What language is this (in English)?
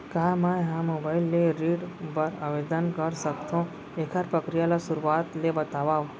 Chhattisgarhi